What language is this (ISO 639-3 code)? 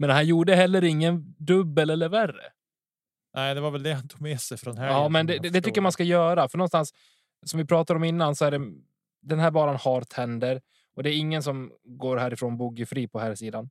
swe